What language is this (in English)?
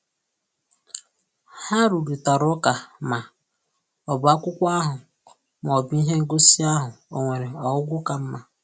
Igbo